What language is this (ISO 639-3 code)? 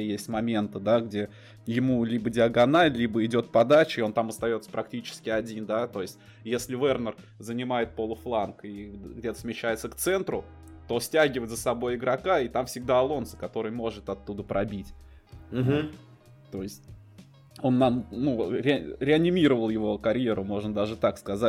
rus